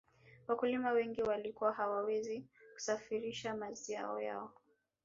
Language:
Swahili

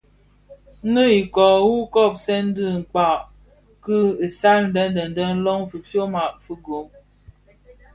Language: Bafia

